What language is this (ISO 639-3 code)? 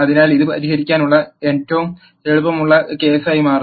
mal